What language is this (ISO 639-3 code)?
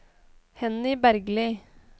nor